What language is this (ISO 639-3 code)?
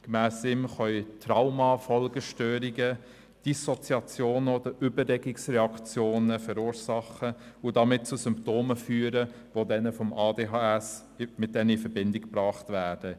gsw